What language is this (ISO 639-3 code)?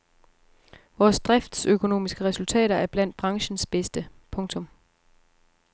dan